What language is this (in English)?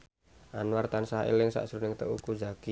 Javanese